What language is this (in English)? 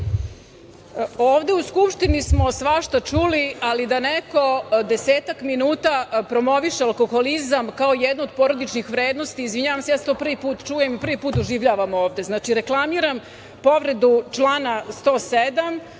Serbian